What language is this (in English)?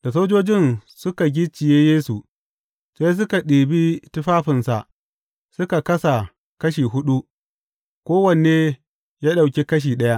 Hausa